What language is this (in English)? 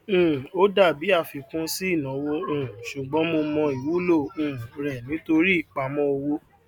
Yoruba